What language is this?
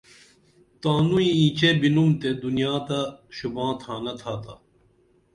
Dameli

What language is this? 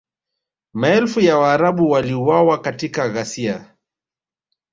Swahili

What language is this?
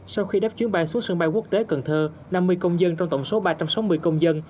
Vietnamese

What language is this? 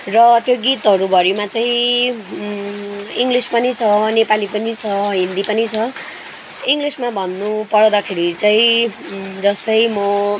Nepali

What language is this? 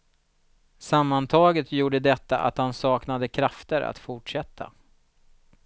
Swedish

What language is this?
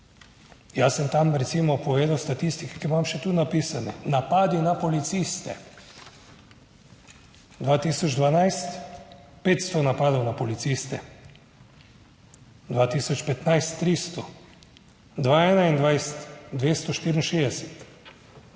Slovenian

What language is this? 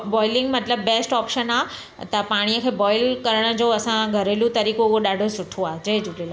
Sindhi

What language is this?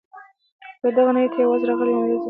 Pashto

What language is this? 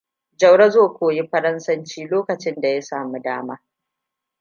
Hausa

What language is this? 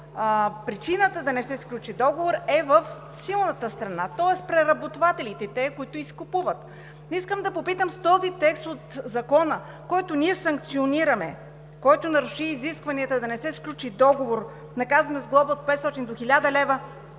Bulgarian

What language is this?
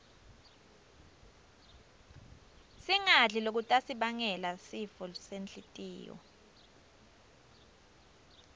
Swati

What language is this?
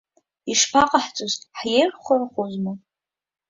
Abkhazian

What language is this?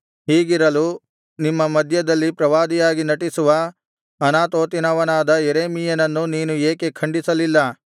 Kannada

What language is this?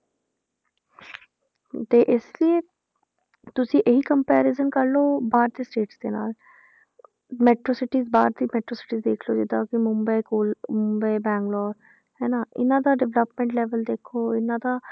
Punjabi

